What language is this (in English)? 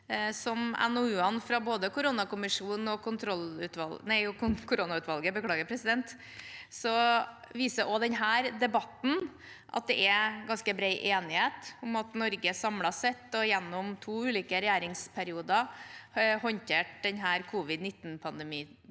Norwegian